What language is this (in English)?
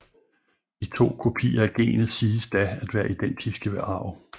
Danish